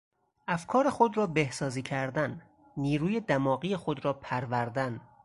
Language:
Persian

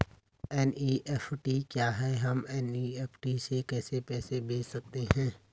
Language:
Hindi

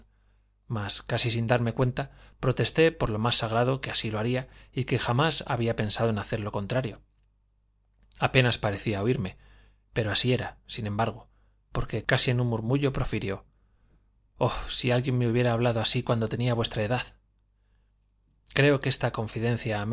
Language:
Spanish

